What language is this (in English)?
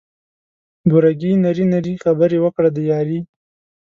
Pashto